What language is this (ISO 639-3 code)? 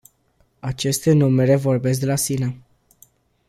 ron